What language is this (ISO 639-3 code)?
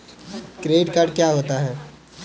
hin